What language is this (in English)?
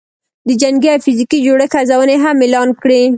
Pashto